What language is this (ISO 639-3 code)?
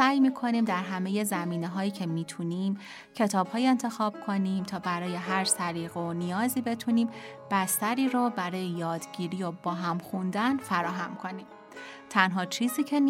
fas